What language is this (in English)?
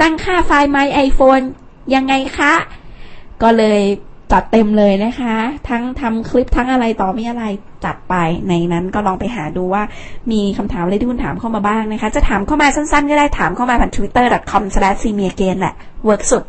Thai